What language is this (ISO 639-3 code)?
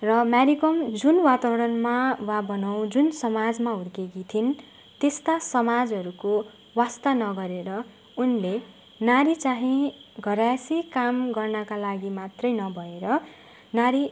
nep